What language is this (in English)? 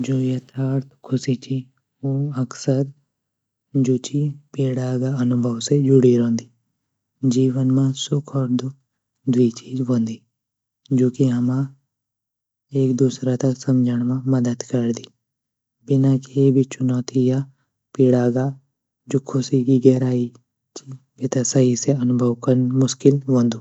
Garhwali